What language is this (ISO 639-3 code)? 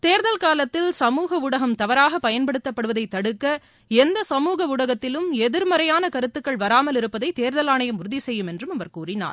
tam